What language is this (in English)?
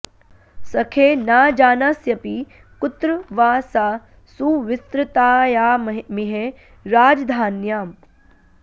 Sanskrit